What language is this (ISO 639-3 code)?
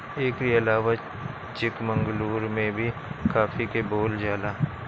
bho